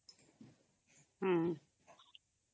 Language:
Odia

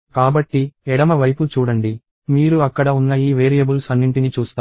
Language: Telugu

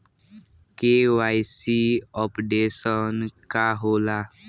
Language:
Bhojpuri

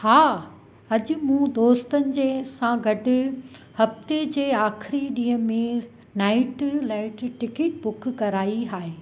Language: Sindhi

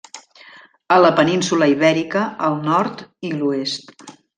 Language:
Catalan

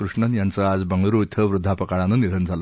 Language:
Marathi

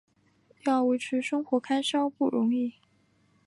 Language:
Chinese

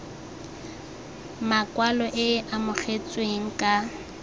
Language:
Tswana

